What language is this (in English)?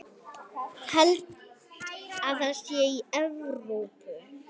Icelandic